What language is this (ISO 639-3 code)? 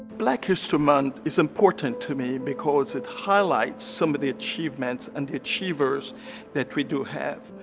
eng